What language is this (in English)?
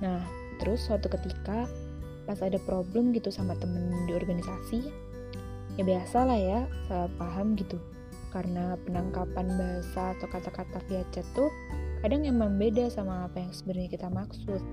Indonesian